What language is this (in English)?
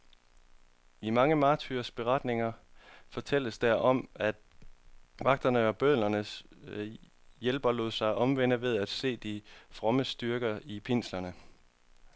Danish